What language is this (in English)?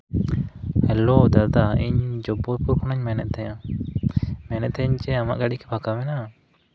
Santali